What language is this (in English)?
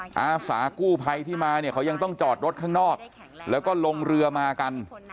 Thai